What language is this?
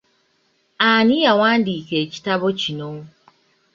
Ganda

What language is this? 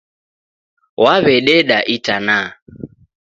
Taita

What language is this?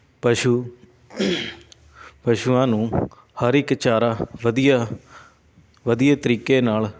Punjabi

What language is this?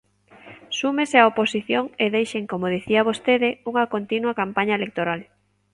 Galician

